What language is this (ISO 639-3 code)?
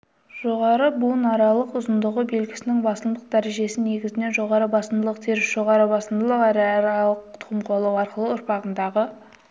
kaz